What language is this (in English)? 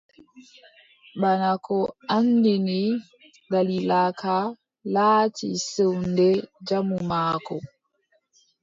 Adamawa Fulfulde